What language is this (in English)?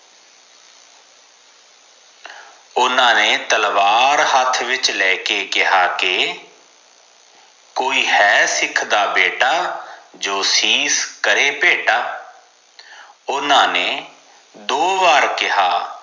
Punjabi